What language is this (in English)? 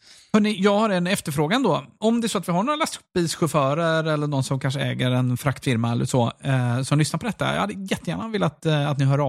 Swedish